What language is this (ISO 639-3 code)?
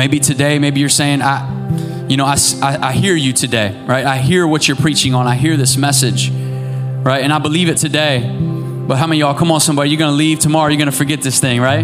eng